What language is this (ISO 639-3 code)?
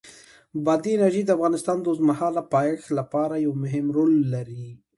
pus